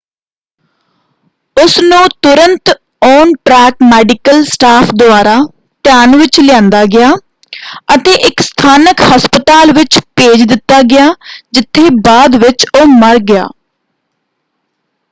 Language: Punjabi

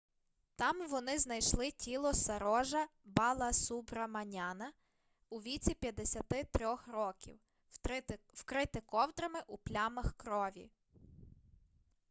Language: Ukrainian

